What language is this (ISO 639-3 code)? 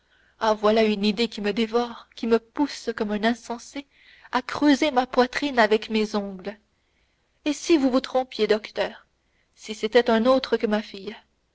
fra